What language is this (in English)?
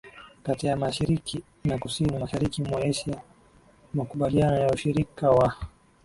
Swahili